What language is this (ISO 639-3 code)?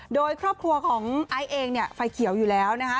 tha